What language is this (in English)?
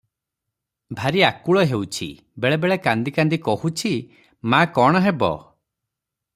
Odia